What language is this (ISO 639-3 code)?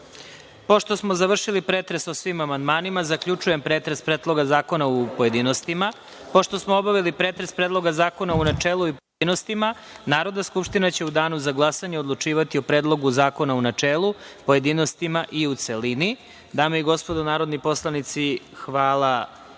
srp